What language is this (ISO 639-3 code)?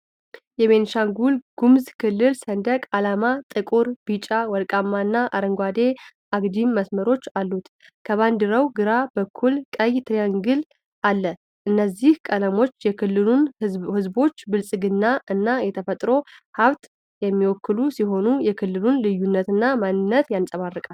amh